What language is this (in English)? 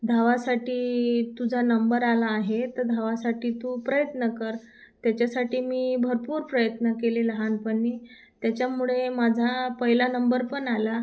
Marathi